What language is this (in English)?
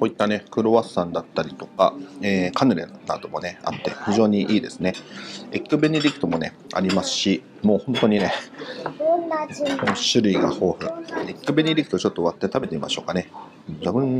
Japanese